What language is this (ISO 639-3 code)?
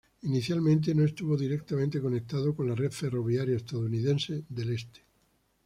spa